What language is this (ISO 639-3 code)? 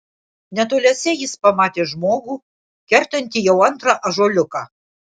lit